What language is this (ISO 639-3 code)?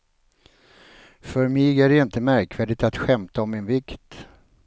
swe